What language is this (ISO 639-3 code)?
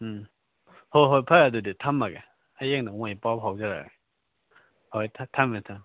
mni